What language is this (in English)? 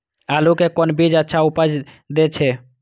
Maithili